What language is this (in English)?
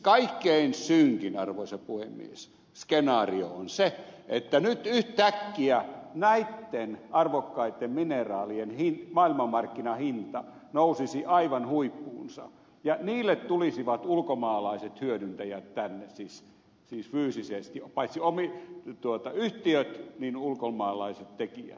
Finnish